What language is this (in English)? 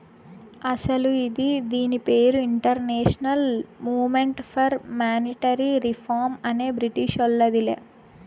Telugu